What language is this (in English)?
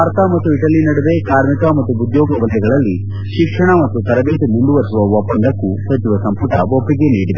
Kannada